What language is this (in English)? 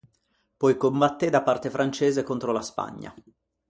Italian